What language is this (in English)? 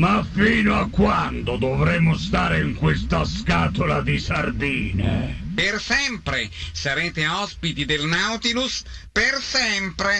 Italian